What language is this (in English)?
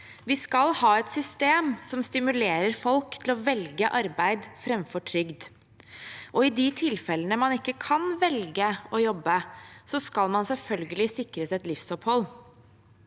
Norwegian